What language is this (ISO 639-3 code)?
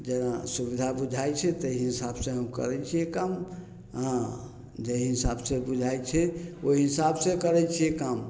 mai